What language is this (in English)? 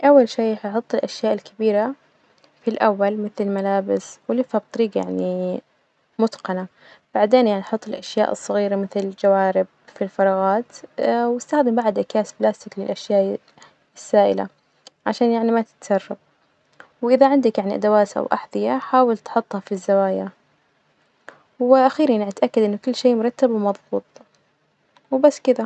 Najdi Arabic